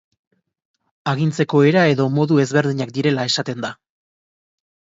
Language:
Basque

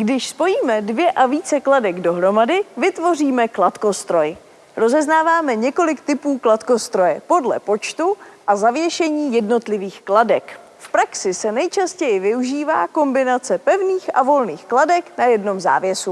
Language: Czech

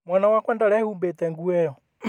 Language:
Kikuyu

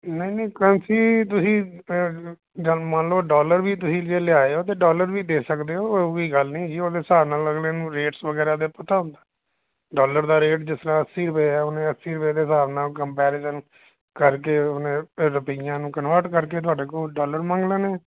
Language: Punjabi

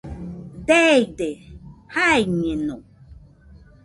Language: Nüpode Huitoto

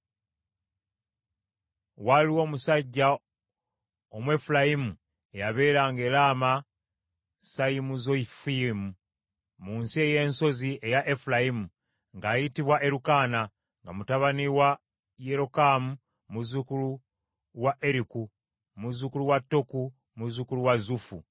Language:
Ganda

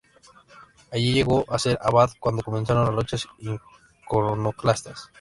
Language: Spanish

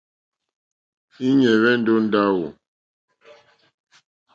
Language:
Mokpwe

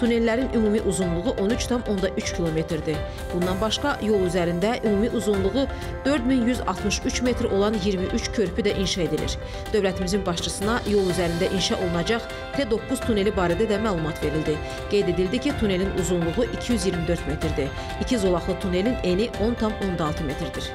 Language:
Turkish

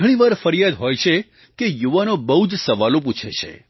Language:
Gujarati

